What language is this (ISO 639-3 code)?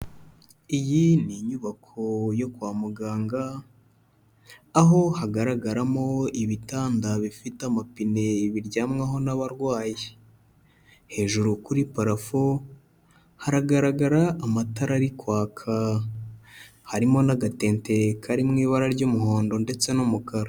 kin